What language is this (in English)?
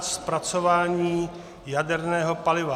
Czech